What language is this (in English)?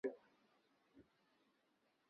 Chinese